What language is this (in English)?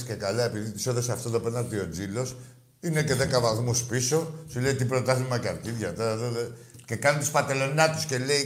Greek